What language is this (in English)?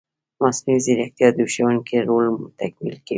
Pashto